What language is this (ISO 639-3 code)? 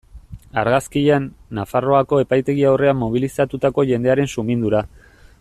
eus